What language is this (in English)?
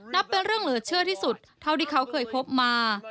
Thai